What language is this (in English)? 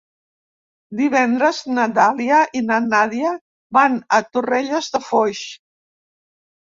Catalan